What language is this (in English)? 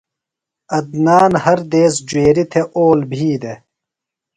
Phalura